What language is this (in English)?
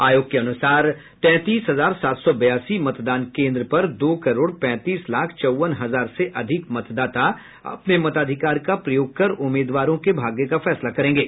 Hindi